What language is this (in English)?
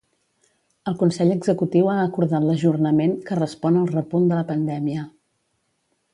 Catalan